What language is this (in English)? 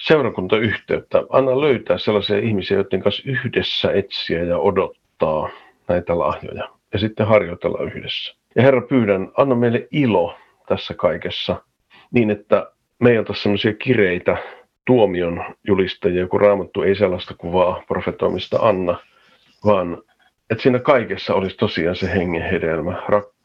Finnish